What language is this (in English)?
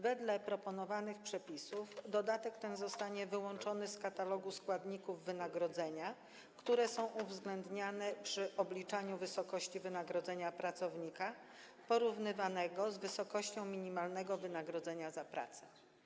Polish